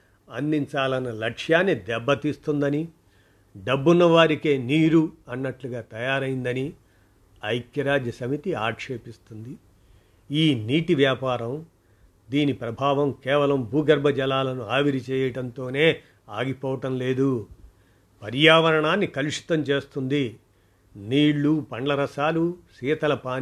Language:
Telugu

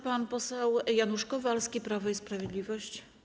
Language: Polish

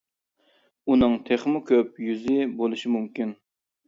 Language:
Uyghur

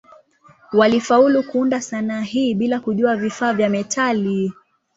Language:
Swahili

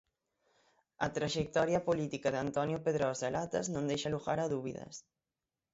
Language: Galician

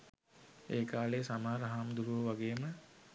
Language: Sinhala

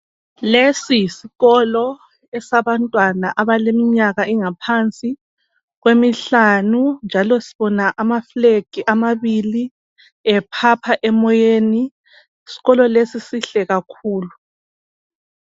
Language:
North Ndebele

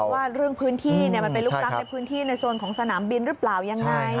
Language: Thai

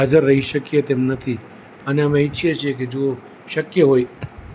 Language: Gujarati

